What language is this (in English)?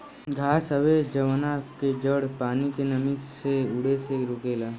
Bhojpuri